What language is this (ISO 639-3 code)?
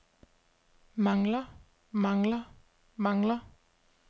dan